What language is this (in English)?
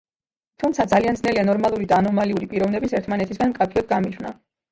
Georgian